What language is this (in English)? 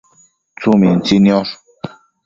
Matsés